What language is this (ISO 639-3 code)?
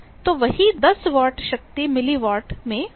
hin